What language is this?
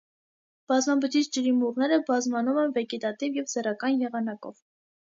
Armenian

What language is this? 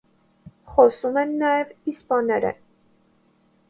Armenian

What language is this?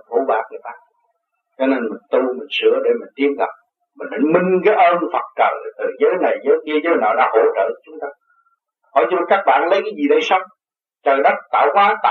Vietnamese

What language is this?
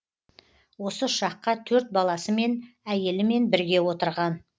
Kazakh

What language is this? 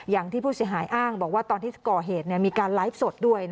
Thai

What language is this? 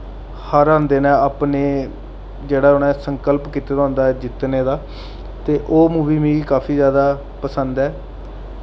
Dogri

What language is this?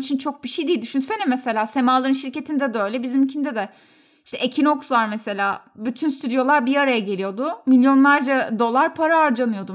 Turkish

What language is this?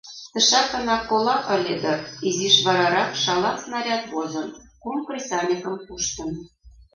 Mari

